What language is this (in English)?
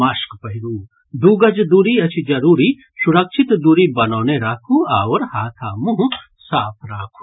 Maithili